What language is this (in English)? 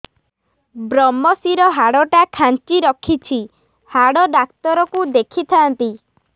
Odia